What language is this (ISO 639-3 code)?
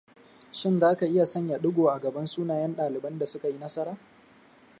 hau